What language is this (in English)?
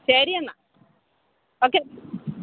Malayalam